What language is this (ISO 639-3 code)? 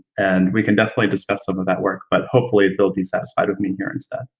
eng